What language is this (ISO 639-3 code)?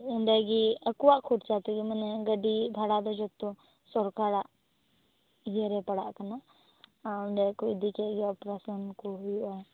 sat